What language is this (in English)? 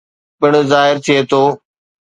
Sindhi